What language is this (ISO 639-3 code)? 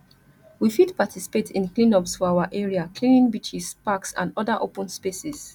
pcm